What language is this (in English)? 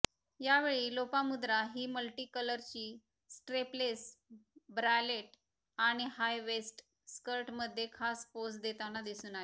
Marathi